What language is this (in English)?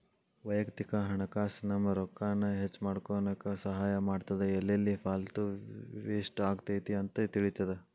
Kannada